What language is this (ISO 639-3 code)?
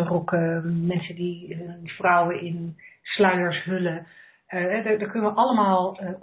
nld